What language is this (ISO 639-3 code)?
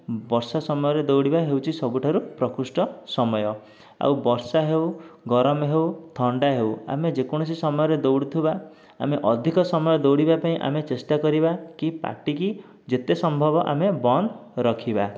ori